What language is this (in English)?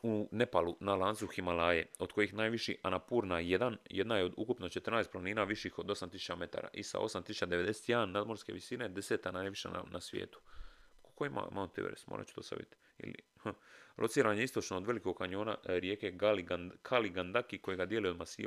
Croatian